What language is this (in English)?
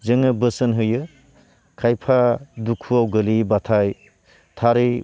Bodo